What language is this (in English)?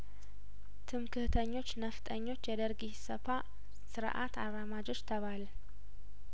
Amharic